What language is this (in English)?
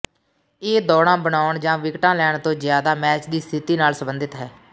Punjabi